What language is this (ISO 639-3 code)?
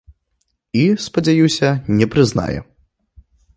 bel